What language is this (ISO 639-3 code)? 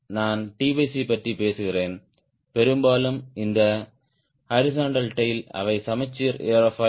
tam